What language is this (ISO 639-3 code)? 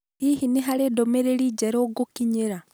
kik